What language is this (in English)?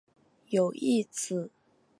Chinese